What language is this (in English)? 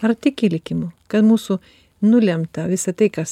Lithuanian